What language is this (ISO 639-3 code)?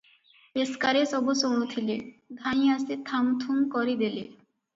ori